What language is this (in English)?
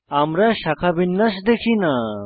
Bangla